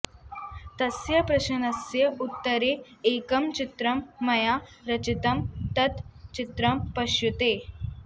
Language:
Sanskrit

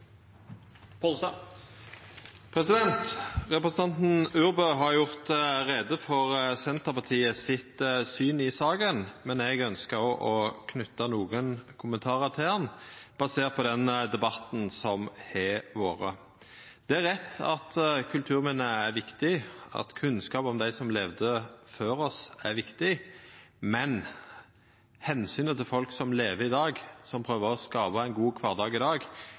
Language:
Norwegian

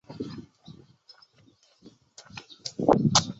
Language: Chinese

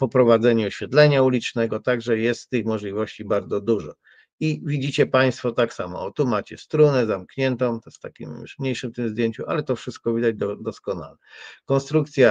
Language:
Polish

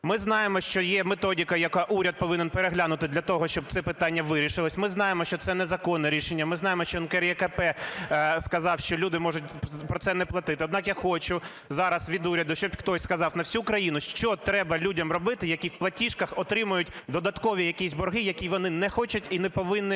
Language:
Ukrainian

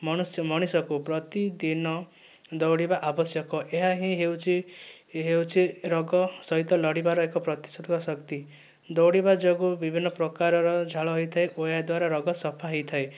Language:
Odia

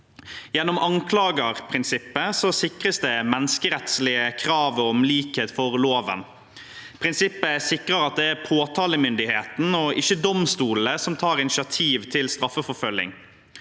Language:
Norwegian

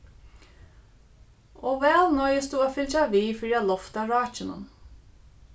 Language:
Faroese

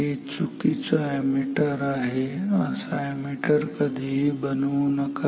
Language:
Marathi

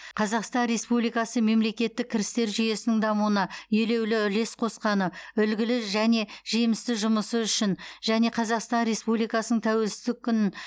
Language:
Kazakh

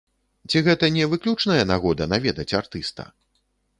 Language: Belarusian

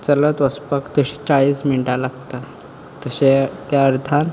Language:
Konkani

